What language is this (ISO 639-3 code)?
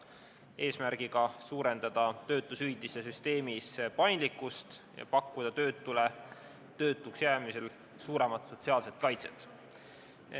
est